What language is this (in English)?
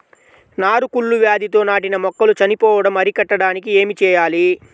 Telugu